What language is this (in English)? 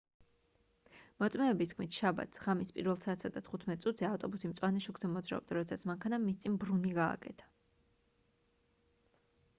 Georgian